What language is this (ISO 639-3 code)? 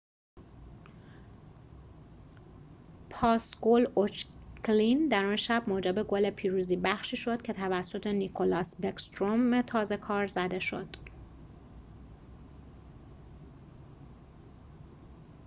fas